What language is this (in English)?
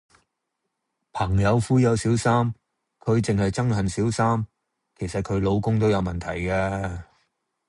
Cantonese